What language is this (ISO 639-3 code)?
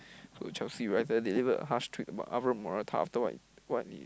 eng